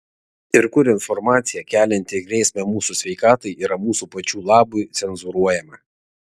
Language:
Lithuanian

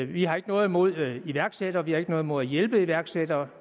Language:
Danish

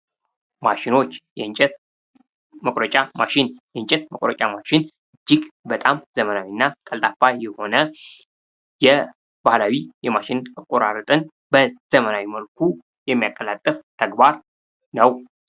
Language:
Amharic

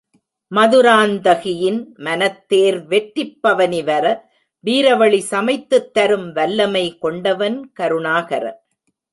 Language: Tamil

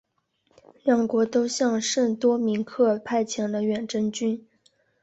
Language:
Chinese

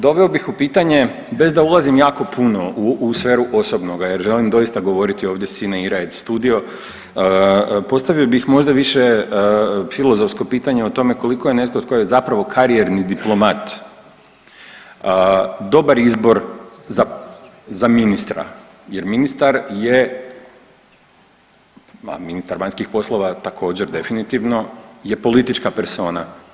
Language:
Croatian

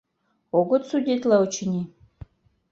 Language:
Mari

